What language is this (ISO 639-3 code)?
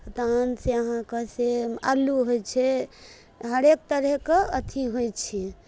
mai